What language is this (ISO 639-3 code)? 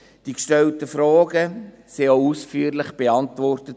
gsw